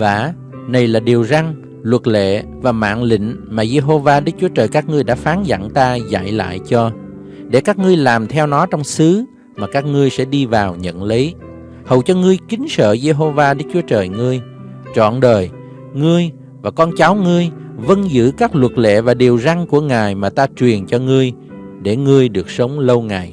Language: Vietnamese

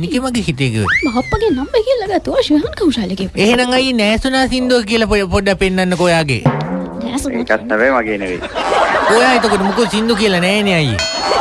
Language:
Indonesian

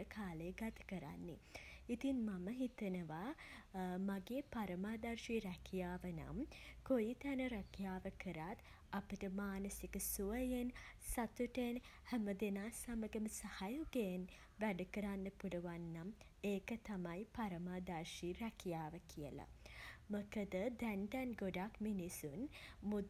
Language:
Sinhala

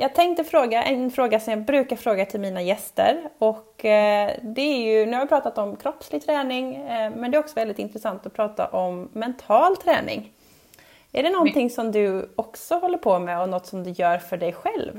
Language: Swedish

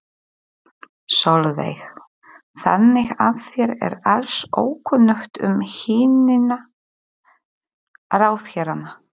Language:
Icelandic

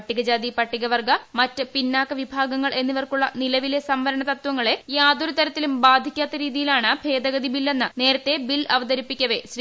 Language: Malayalam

